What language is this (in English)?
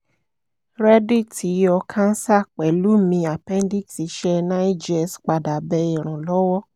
Yoruba